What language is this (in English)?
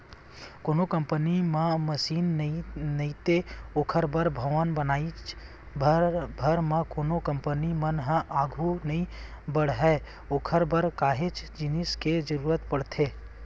Chhattisgarhi